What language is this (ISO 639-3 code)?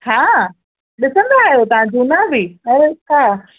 snd